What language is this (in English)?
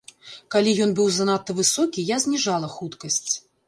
Belarusian